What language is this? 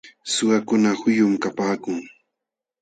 Jauja Wanca Quechua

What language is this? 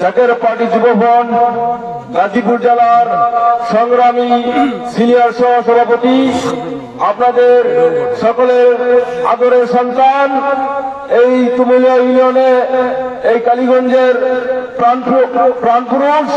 Arabic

